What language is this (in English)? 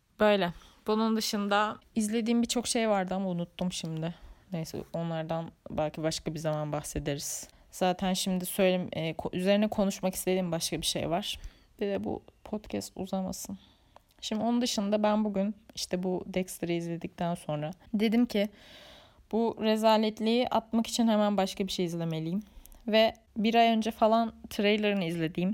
Turkish